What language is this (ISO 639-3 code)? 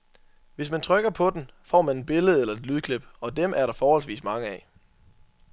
dan